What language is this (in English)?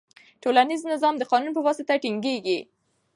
Pashto